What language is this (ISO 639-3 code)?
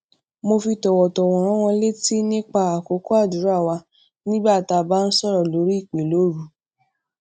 yor